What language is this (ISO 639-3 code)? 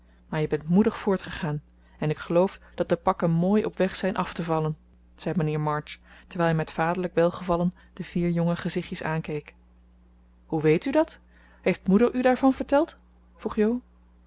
nld